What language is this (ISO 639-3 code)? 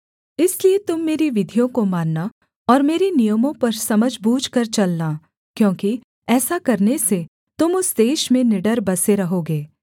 hin